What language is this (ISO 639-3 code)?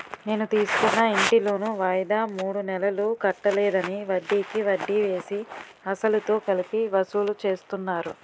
tel